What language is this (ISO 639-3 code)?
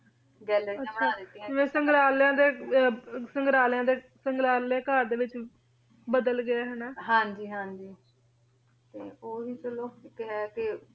pan